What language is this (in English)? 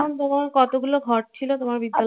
Bangla